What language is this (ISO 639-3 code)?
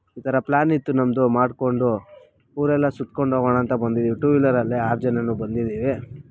kan